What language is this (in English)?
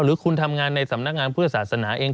Thai